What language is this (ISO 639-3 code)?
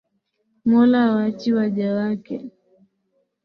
swa